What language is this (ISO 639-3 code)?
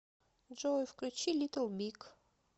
rus